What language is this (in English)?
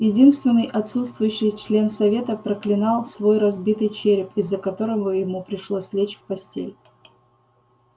Russian